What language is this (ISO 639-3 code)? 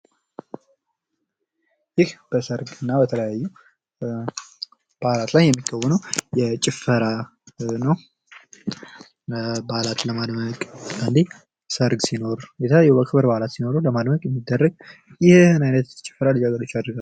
amh